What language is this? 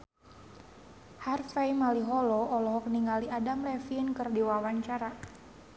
Sundanese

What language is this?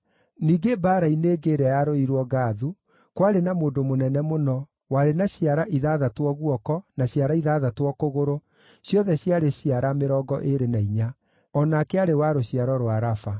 Kikuyu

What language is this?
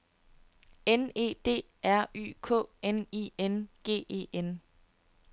Danish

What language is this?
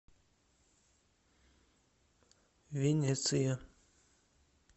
Russian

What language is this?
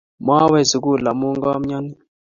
Kalenjin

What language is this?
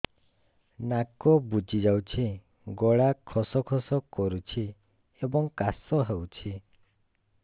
Odia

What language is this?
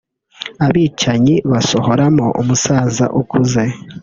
Kinyarwanda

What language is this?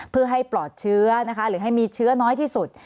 Thai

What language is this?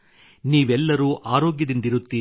Kannada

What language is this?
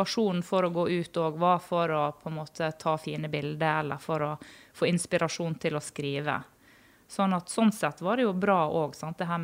English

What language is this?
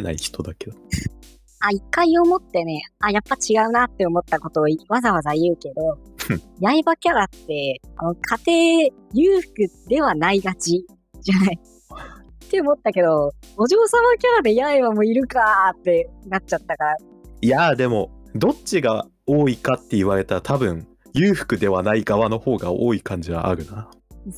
Japanese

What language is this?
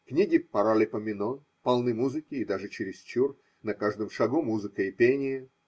Russian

